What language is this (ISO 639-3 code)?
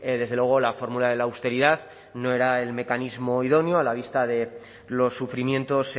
spa